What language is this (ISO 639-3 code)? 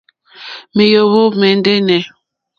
bri